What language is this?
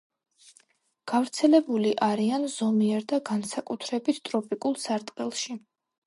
Georgian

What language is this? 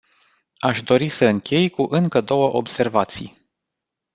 Romanian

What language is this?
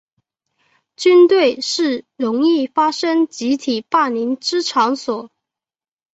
Chinese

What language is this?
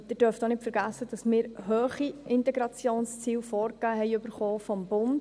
Swiss German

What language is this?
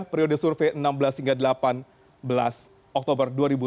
Indonesian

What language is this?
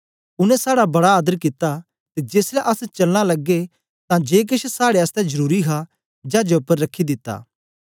Dogri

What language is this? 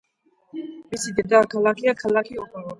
Georgian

